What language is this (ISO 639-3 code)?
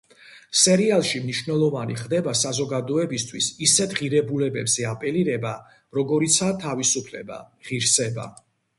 kat